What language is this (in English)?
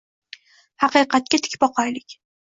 Uzbek